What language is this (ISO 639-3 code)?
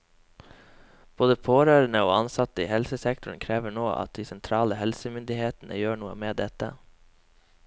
nor